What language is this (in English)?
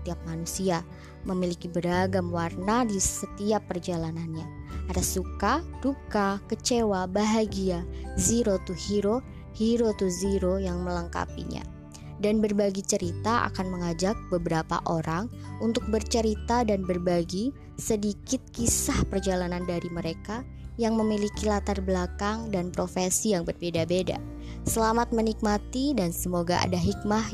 Indonesian